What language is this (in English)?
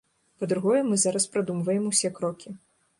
Belarusian